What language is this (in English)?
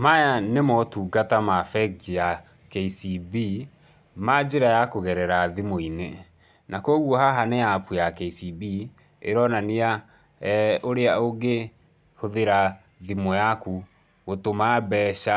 Kikuyu